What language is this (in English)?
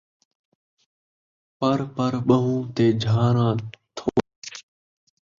Saraiki